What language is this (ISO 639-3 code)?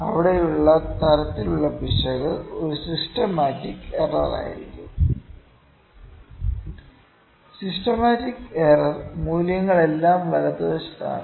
mal